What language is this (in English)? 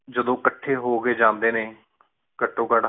Punjabi